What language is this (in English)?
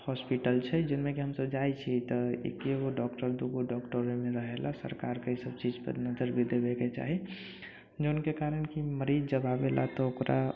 Maithili